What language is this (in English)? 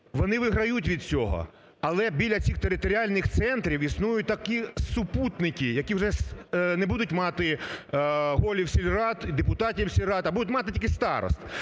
Ukrainian